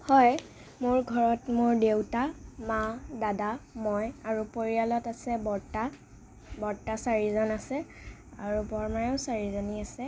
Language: Assamese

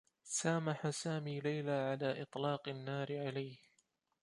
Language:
Arabic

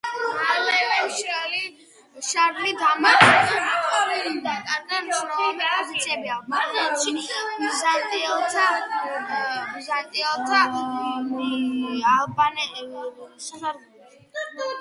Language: Georgian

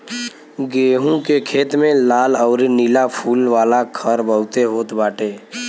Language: Bhojpuri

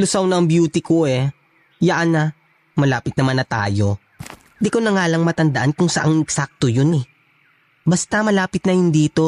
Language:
Filipino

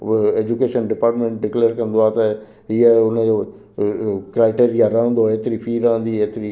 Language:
Sindhi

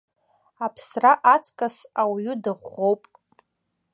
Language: Abkhazian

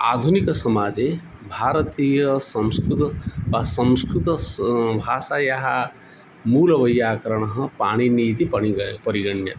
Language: Sanskrit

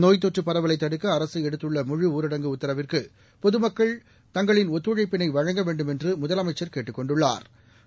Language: Tamil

